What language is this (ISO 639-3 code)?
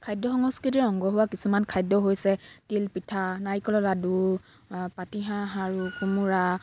asm